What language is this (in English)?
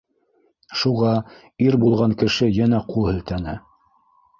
Bashkir